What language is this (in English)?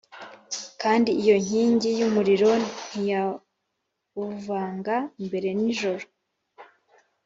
Kinyarwanda